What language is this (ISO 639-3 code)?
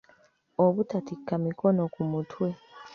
lug